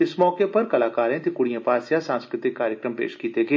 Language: Dogri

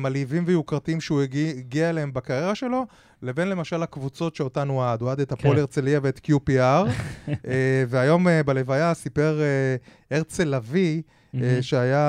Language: Hebrew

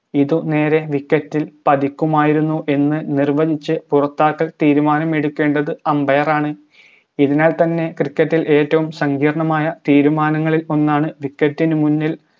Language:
Malayalam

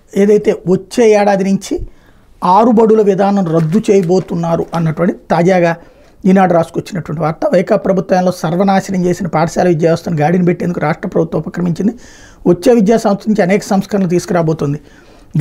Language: Telugu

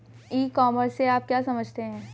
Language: Hindi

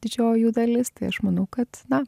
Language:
Lithuanian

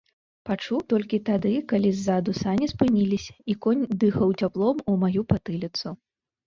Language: Belarusian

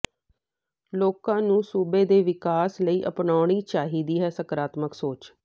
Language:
Punjabi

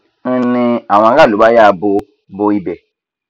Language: Yoruba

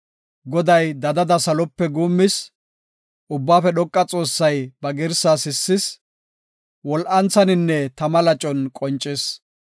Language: Gofa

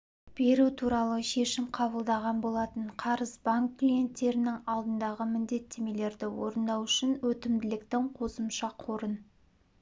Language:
Kazakh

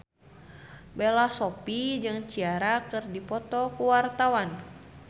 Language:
Sundanese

